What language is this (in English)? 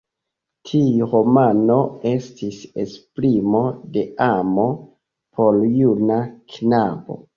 Esperanto